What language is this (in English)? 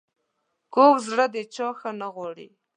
Pashto